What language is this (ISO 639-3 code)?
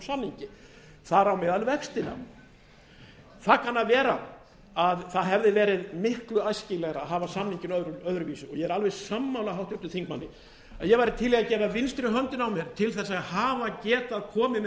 isl